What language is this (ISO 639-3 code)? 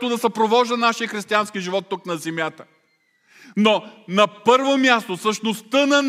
bul